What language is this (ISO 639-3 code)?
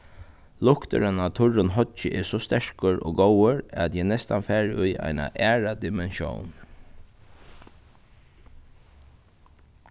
fao